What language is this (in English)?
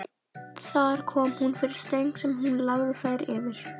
Icelandic